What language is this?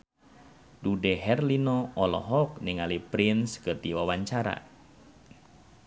Sundanese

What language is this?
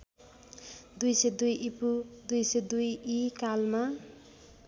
Nepali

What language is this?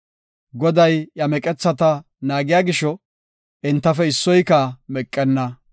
Gofa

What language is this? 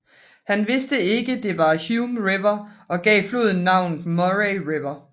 Danish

